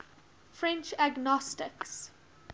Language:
English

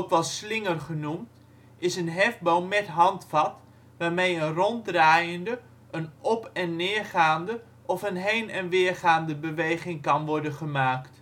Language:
Dutch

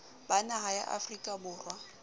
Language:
Southern Sotho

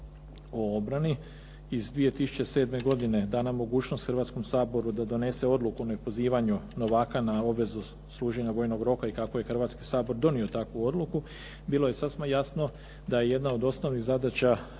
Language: Croatian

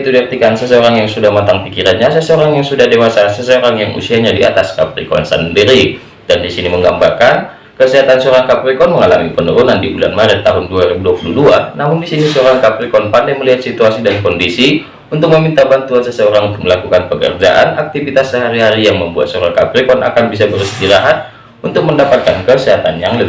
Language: Indonesian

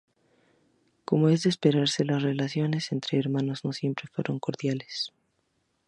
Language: Spanish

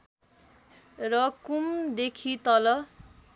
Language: Nepali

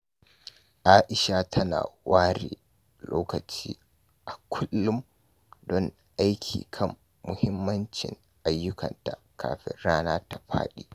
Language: Hausa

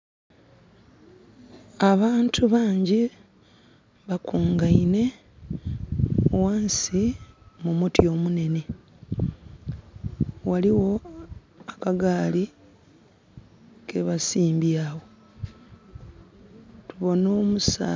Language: Soga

